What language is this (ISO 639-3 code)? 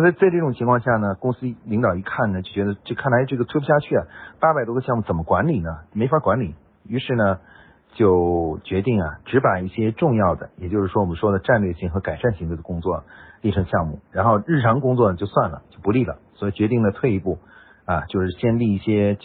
zho